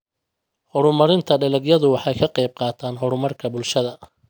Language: Somali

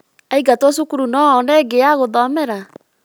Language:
Kikuyu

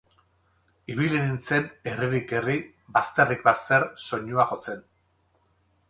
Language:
Basque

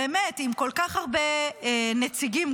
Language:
Hebrew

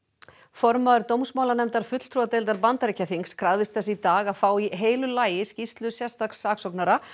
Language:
Icelandic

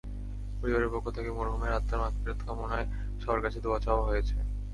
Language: Bangla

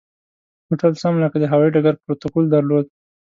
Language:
Pashto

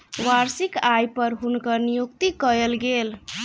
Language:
Maithili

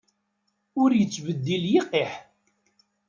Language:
Kabyle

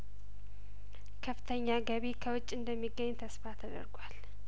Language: Amharic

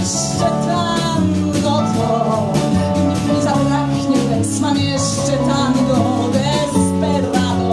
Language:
Polish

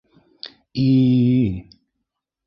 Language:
Bashkir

